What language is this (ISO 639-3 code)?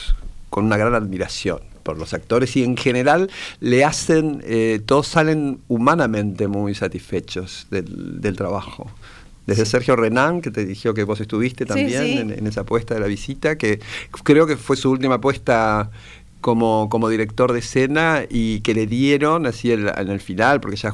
spa